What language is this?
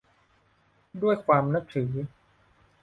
Thai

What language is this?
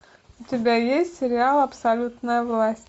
Russian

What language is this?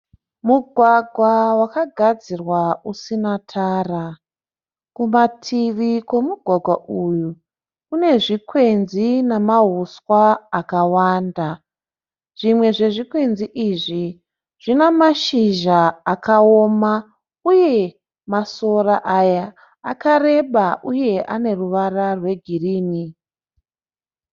Shona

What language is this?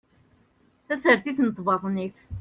Kabyle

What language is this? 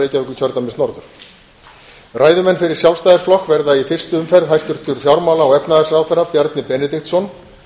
Icelandic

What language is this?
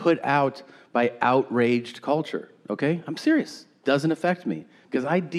Slovak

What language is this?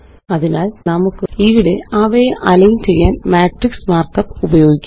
Malayalam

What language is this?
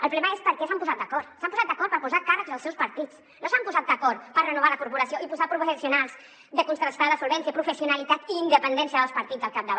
Catalan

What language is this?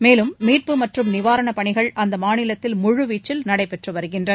Tamil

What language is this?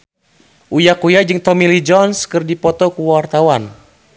Sundanese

